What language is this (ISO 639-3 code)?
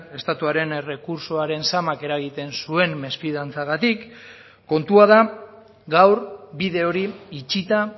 eus